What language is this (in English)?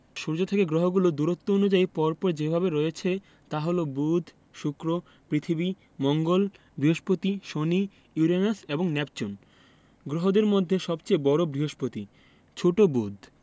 Bangla